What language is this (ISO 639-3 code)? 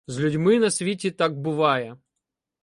ukr